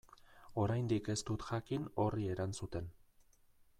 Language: Basque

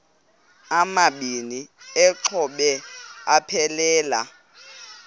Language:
Xhosa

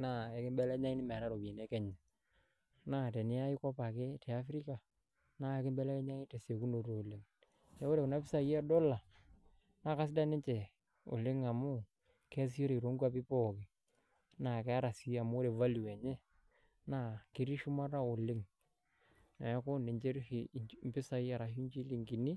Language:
Masai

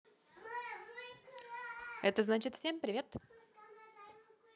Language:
Russian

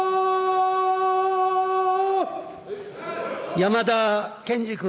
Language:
Japanese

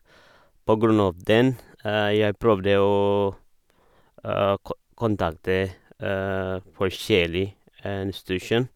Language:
Norwegian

